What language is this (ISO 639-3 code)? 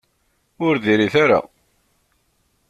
kab